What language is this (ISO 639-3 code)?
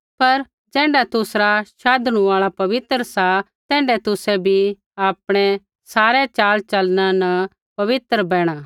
kfx